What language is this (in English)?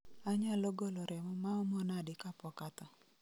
Luo (Kenya and Tanzania)